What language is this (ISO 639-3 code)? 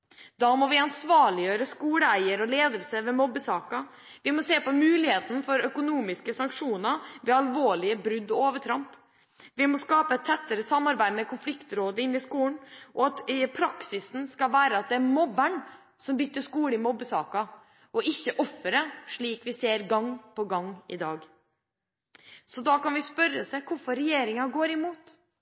nob